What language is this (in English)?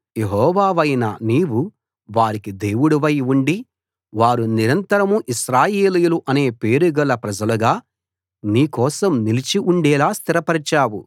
Telugu